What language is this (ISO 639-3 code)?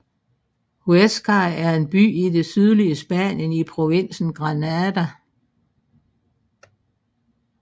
dan